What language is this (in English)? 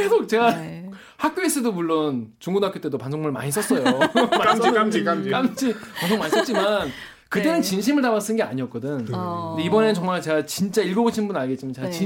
Korean